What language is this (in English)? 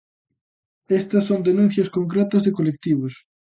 Galician